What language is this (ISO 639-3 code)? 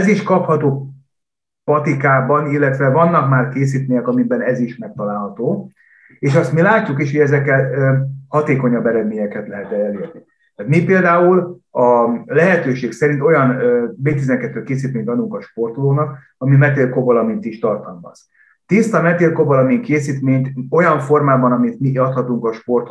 hun